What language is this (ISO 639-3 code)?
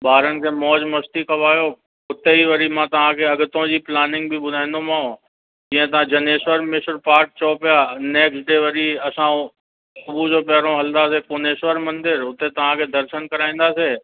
snd